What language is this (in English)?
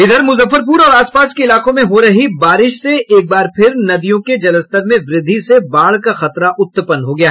Hindi